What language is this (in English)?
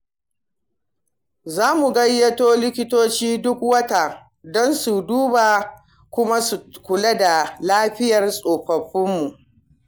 Hausa